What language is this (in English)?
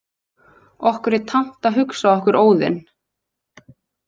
Icelandic